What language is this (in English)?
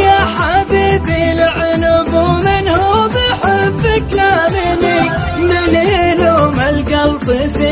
Arabic